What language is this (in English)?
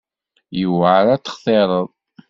Kabyle